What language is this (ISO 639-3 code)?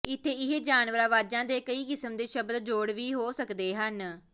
pan